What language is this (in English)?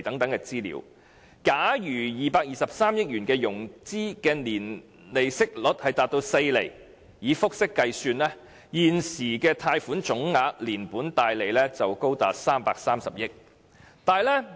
Cantonese